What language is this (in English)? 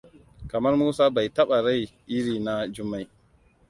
Hausa